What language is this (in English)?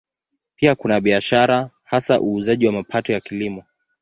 Swahili